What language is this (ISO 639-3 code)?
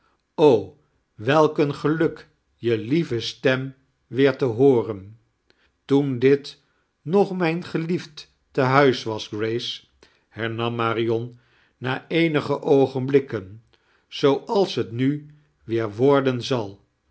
nld